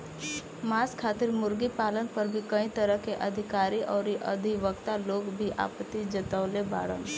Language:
Bhojpuri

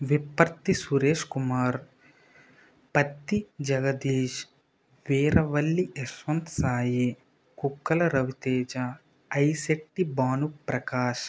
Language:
Telugu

